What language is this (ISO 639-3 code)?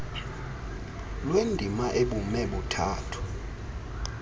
xho